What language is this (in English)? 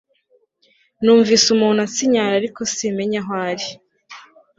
Kinyarwanda